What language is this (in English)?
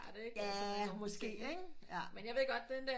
Danish